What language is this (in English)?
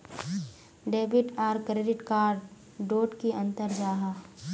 Magahi